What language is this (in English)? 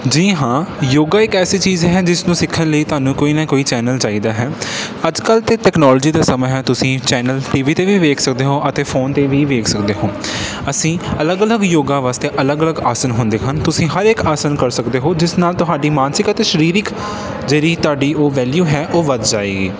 Punjabi